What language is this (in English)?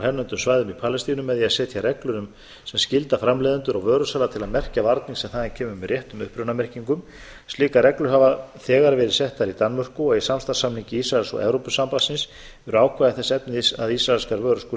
Icelandic